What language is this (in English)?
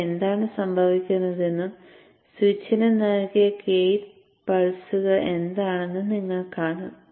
Malayalam